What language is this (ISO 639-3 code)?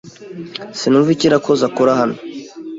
kin